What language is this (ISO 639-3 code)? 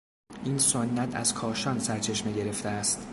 fas